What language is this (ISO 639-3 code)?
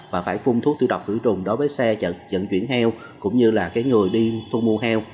vie